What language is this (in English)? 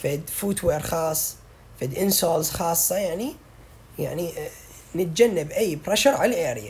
Arabic